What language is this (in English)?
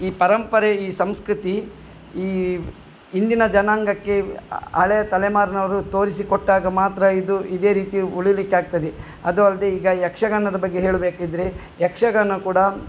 Kannada